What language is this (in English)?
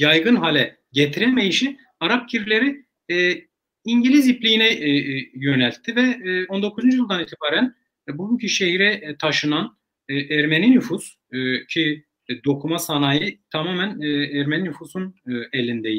Turkish